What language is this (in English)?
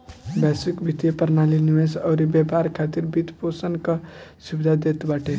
Bhojpuri